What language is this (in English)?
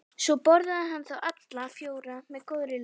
Icelandic